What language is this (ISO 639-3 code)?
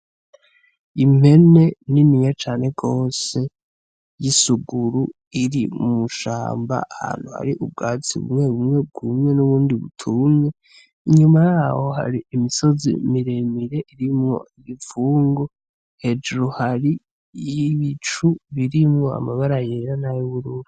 run